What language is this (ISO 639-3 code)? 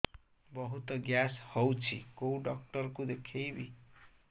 ori